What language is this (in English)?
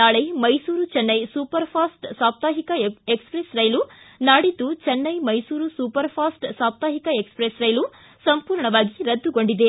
Kannada